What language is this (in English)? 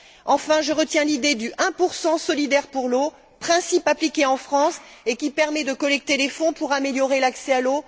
French